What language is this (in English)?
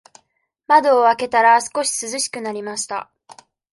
Japanese